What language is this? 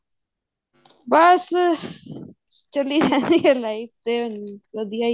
Punjabi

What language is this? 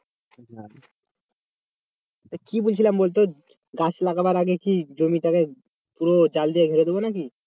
Bangla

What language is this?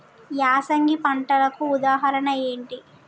Telugu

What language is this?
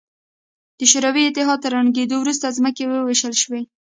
Pashto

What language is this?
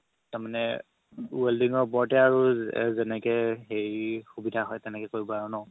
Assamese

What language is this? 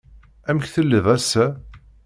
Kabyle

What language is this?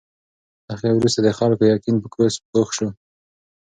Pashto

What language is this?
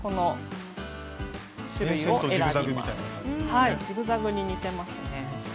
Japanese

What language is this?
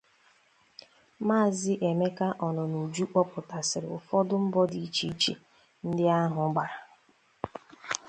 Igbo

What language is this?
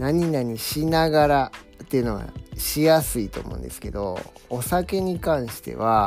Japanese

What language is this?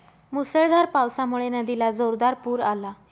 Marathi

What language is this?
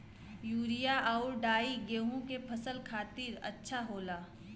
Bhojpuri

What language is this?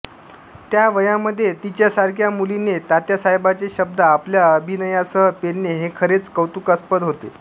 Marathi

